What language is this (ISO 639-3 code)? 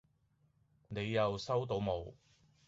yue